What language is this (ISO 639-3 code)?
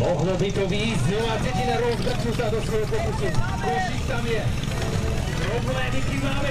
slk